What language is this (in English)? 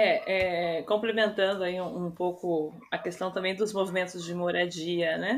Portuguese